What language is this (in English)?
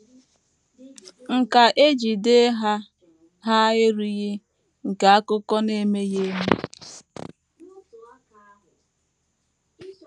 Igbo